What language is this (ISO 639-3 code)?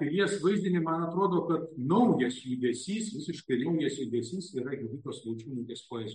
lit